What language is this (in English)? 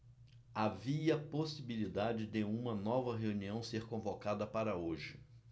Portuguese